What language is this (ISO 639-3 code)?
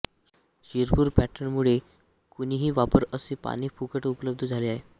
mar